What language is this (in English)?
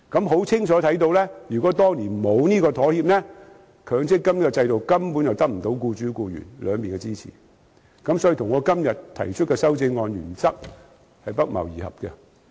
Cantonese